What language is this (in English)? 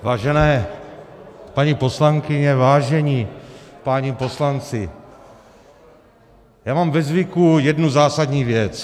Czech